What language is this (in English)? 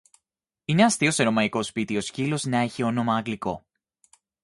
Greek